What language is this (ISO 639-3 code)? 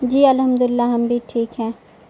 urd